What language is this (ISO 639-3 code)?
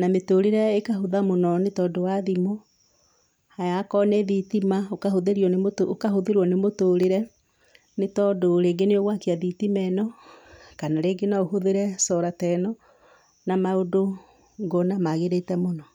kik